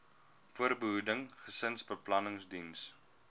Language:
Afrikaans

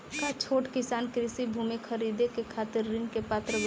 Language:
Bhojpuri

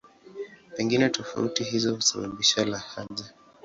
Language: Swahili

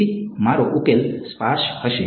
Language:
Gujarati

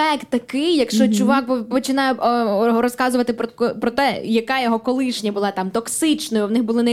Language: Ukrainian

